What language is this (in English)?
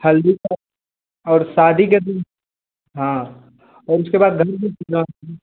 Hindi